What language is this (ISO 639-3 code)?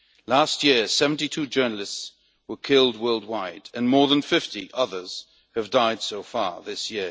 eng